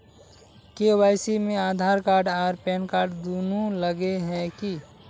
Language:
Magahi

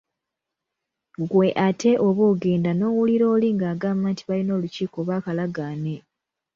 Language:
Ganda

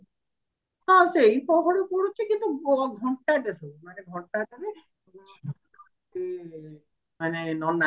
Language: Odia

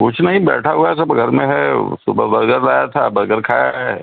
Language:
Urdu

